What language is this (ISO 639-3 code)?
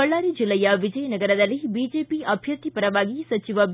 kan